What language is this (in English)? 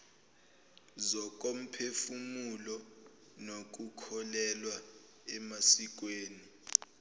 Zulu